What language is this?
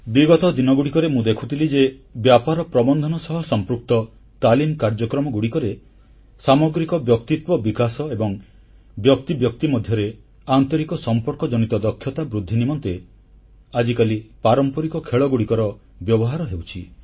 Odia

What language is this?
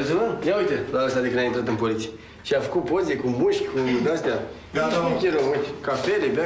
Romanian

